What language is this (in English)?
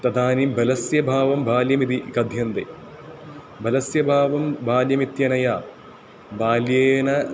Sanskrit